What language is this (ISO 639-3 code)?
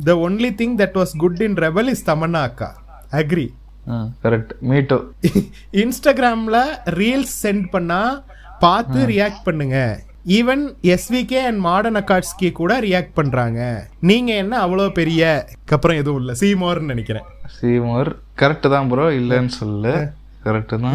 tam